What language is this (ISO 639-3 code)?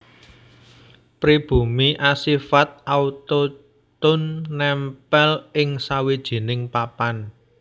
jav